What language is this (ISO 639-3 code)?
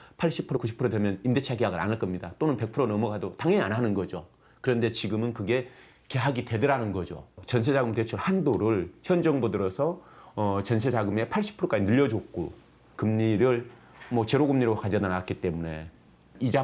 kor